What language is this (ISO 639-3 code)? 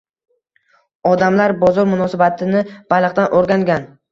uzb